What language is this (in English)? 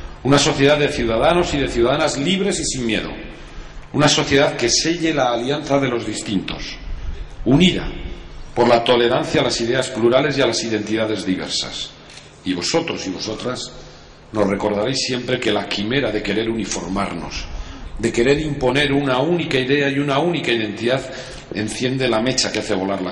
Spanish